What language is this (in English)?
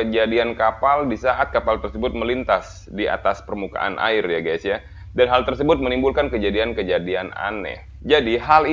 Indonesian